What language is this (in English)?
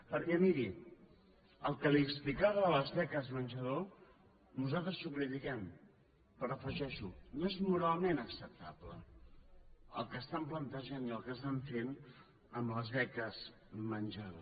Catalan